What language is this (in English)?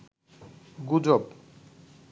Bangla